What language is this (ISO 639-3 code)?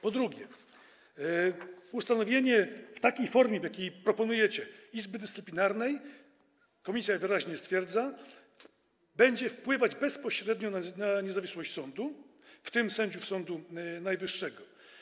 pol